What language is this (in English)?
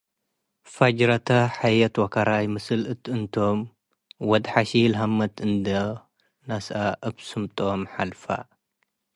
Tigre